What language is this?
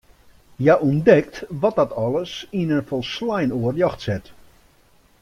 Western Frisian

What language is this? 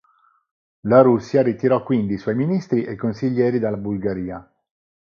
Italian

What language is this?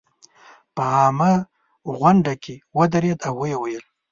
Pashto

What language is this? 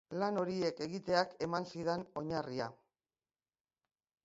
Basque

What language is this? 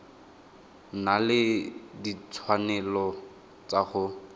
Tswana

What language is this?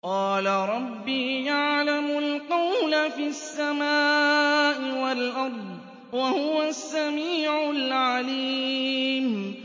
Arabic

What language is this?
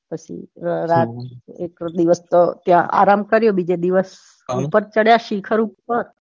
Gujarati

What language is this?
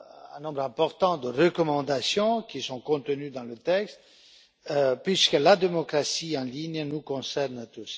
French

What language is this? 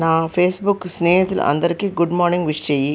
Telugu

